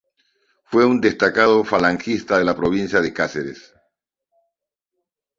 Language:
Spanish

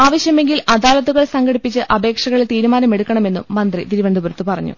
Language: Malayalam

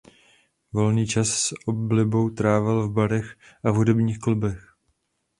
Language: Czech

